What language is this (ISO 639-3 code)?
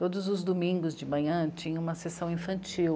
por